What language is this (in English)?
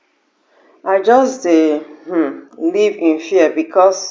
Nigerian Pidgin